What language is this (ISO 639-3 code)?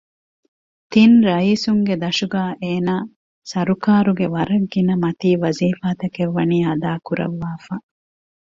div